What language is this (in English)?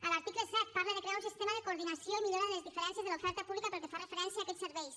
Catalan